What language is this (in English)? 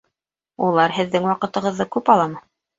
Bashkir